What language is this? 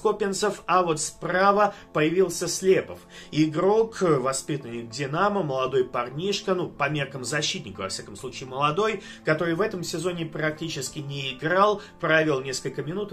Russian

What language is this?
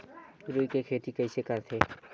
Chhattisgarhi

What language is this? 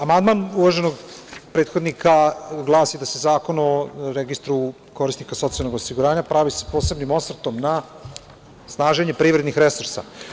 Serbian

